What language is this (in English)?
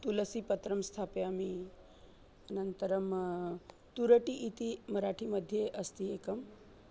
Sanskrit